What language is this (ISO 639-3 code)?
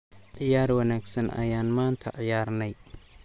som